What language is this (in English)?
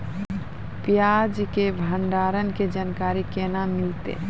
Maithili